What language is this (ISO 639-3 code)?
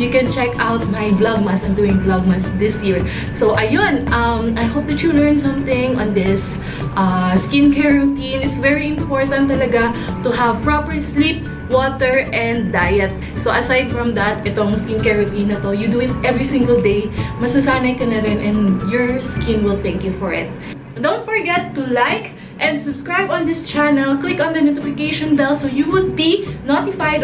eng